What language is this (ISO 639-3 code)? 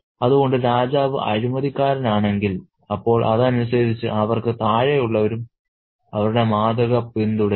mal